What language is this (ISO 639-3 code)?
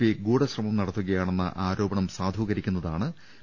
mal